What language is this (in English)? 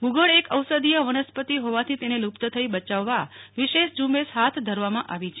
Gujarati